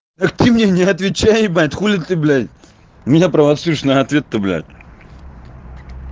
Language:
Russian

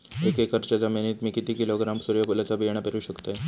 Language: Marathi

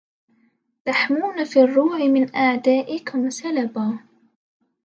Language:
Arabic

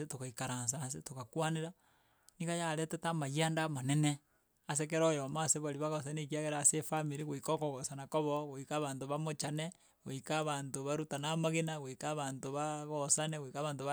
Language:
Gusii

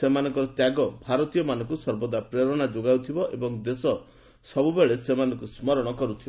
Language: Odia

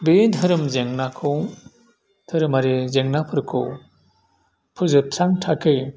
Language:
Bodo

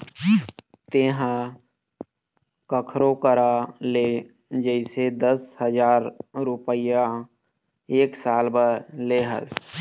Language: Chhattisgarhi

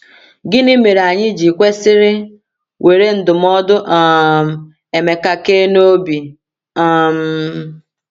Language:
Igbo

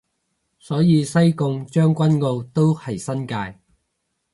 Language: Cantonese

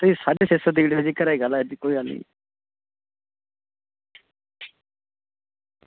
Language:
Dogri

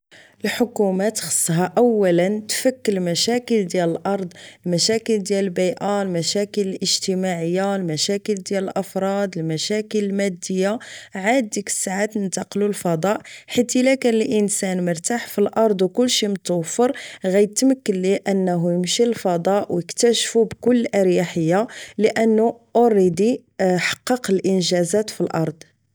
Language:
Moroccan Arabic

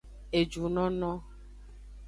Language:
Aja (Benin)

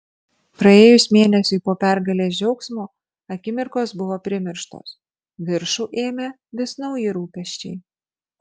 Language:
Lithuanian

